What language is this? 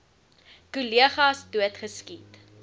Afrikaans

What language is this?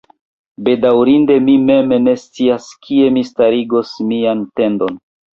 Esperanto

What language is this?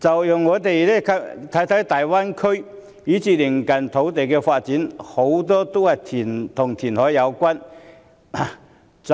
Cantonese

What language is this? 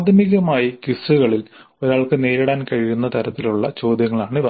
Malayalam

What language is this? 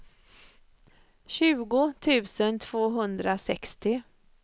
Swedish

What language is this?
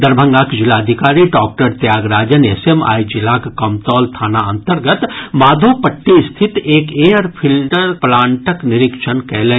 Maithili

